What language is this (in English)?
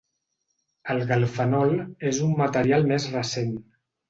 Catalan